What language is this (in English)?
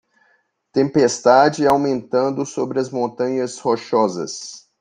Portuguese